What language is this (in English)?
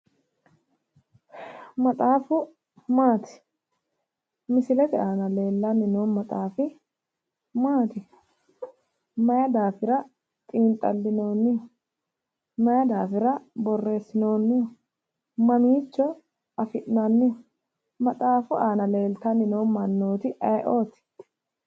Sidamo